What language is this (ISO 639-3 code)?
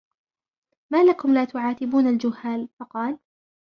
ara